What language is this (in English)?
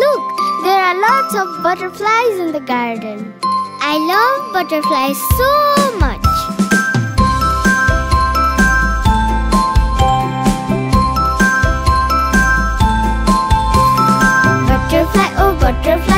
English